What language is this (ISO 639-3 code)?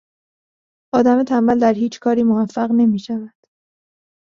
fas